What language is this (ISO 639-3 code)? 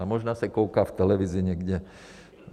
ces